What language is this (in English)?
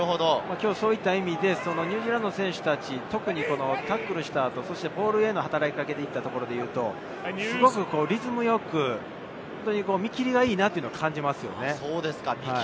Japanese